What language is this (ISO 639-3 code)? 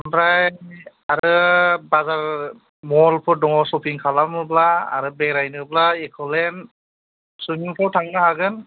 brx